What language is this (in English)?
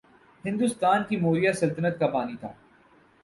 Urdu